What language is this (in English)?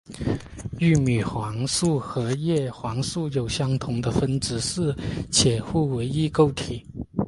Chinese